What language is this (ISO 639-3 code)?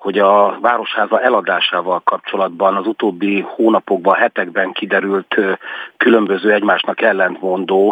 hun